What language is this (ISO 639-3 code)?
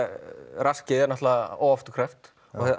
isl